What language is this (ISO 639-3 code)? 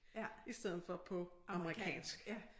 dan